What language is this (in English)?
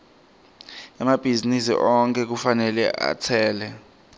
Swati